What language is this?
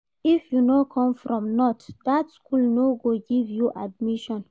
Nigerian Pidgin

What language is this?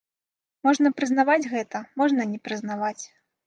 Belarusian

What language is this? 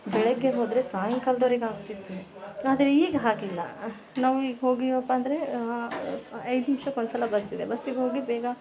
Kannada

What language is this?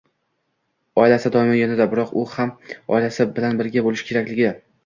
Uzbek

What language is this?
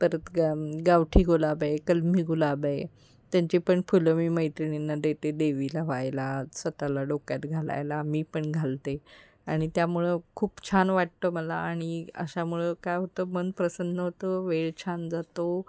Marathi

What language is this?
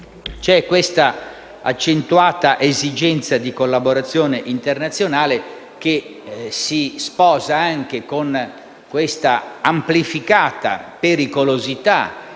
Italian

